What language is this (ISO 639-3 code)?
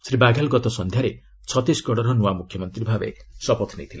ori